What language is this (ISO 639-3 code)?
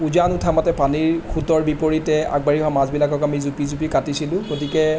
asm